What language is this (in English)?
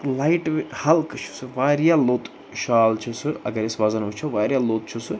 Kashmiri